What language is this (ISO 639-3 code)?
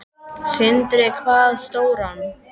isl